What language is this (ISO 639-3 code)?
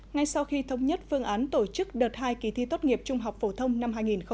vie